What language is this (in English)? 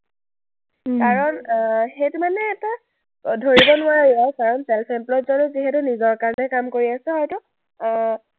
Assamese